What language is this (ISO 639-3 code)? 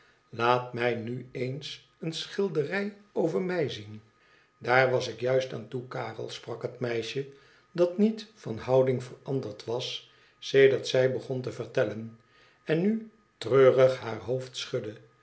nld